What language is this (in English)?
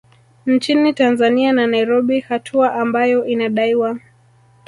Swahili